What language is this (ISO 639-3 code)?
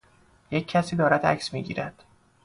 fas